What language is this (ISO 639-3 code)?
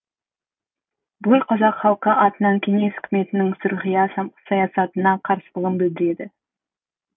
kaz